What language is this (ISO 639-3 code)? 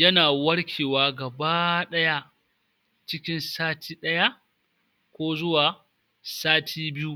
hau